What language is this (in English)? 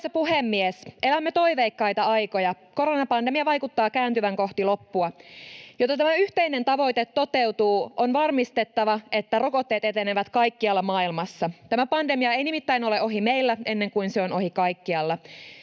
Finnish